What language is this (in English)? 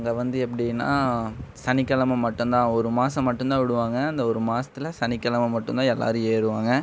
Tamil